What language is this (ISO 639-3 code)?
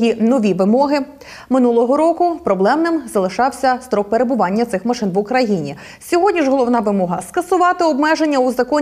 ukr